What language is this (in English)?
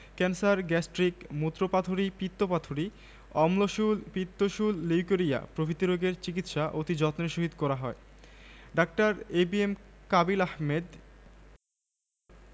Bangla